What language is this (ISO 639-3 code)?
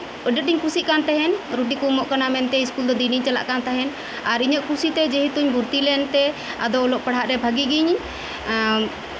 sat